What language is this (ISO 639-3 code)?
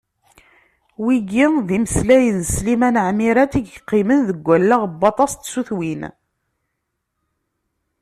kab